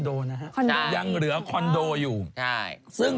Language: Thai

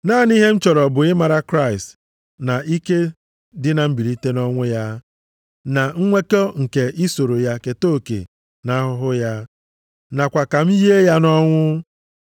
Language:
Igbo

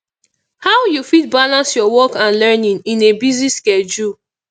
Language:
Nigerian Pidgin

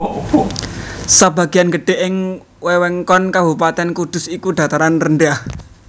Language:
Javanese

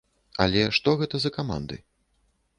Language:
Belarusian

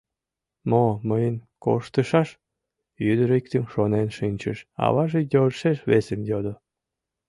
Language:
Mari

